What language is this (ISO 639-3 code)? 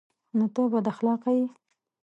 pus